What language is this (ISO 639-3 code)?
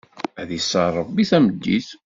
kab